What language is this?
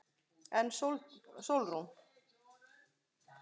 Icelandic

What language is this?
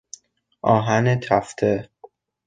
Persian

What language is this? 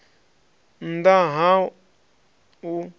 Venda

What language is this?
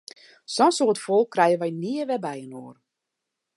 Western Frisian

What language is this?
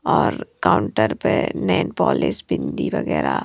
Hindi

